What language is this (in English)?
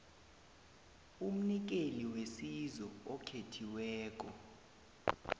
South Ndebele